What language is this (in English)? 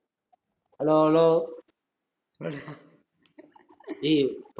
Tamil